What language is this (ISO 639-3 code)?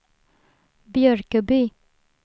swe